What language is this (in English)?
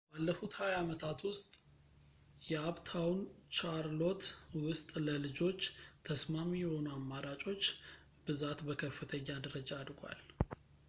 Amharic